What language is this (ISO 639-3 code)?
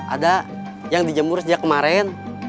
ind